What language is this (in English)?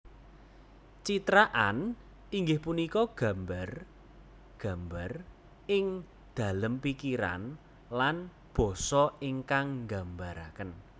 Javanese